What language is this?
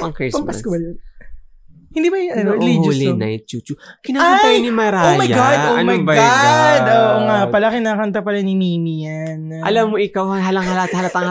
Filipino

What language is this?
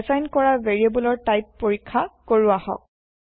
Assamese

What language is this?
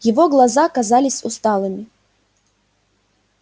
Russian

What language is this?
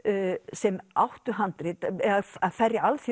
Icelandic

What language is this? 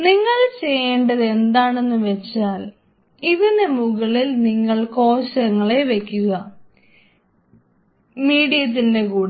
Malayalam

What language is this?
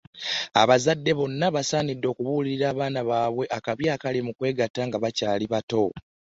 Ganda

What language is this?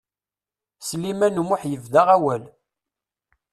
Kabyle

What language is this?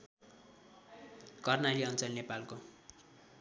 Nepali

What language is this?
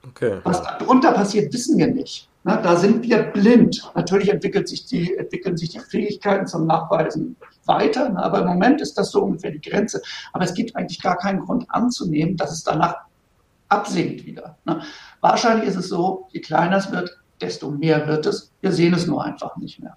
German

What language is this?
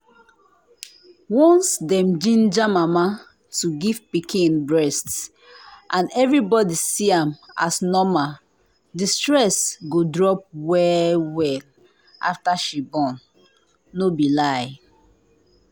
Nigerian Pidgin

